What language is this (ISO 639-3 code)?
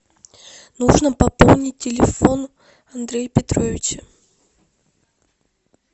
rus